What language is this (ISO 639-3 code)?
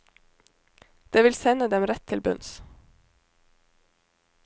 nor